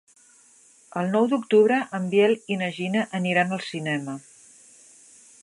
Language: Catalan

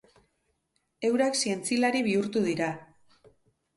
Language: Basque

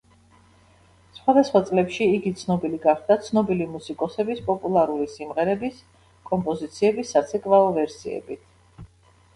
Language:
Georgian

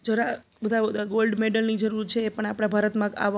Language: Gujarati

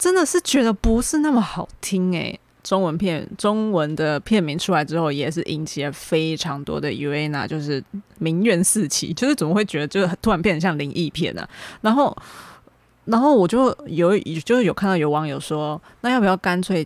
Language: Chinese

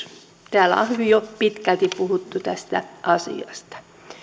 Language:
Finnish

